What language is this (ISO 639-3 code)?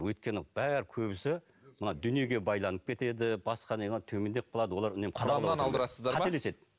kaz